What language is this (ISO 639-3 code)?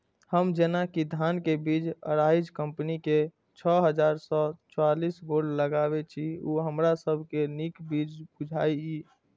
mai